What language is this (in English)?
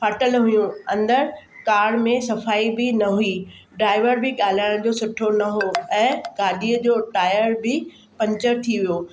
Sindhi